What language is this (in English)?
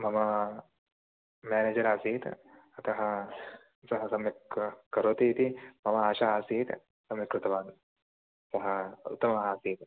Sanskrit